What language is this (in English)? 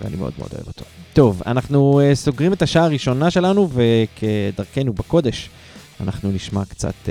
Hebrew